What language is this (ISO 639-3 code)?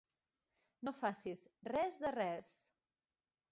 cat